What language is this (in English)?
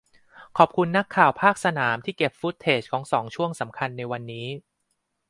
Thai